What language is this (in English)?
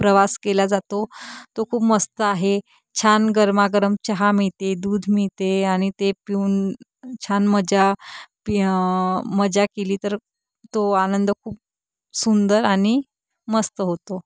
Marathi